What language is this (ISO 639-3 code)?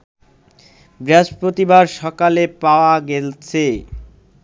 ben